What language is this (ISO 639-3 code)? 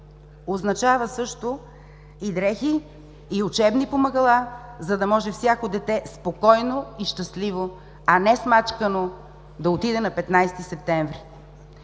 bul